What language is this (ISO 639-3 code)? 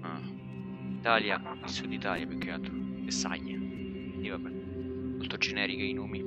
ita